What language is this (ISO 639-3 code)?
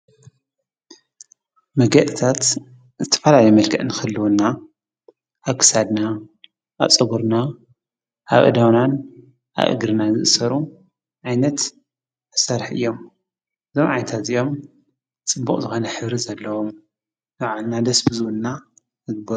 tir